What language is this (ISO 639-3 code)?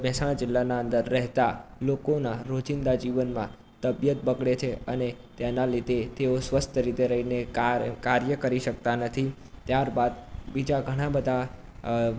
guj